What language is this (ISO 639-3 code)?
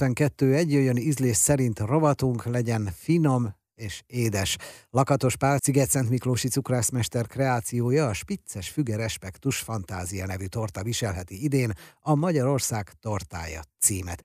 hun